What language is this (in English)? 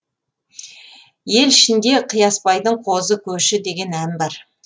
Kazakh